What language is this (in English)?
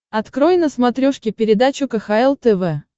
Russian